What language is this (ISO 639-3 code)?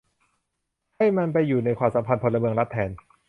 tha